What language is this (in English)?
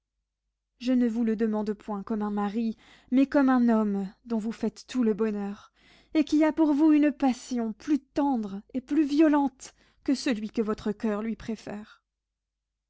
French